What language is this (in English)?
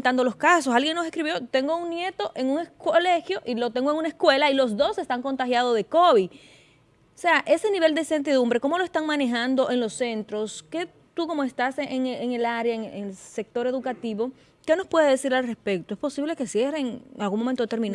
Spanish